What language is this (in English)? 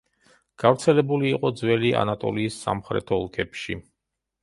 Georgian